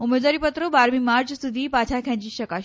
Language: Gujarati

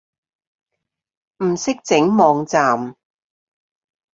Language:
Cantonese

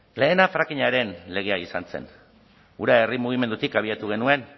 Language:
Basque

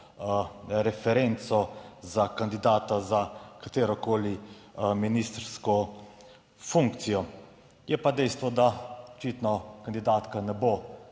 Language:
Slovenian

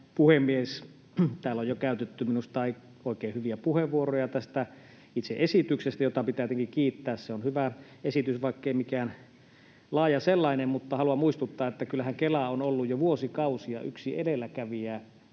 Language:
Finnish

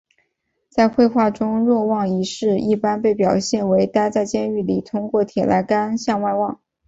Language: Chinese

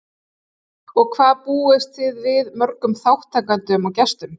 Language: Icelandic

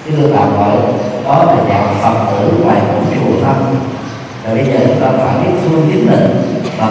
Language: Vietnamese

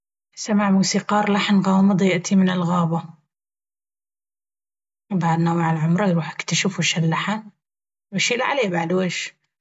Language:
Baharna Arabic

